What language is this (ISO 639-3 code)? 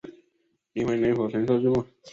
zho